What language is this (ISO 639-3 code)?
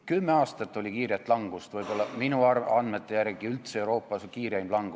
est